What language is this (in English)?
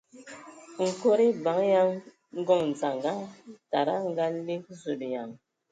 Ewondo